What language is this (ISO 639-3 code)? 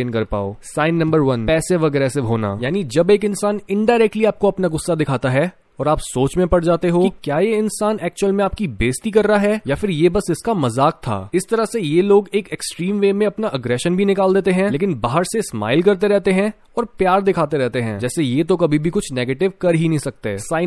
hin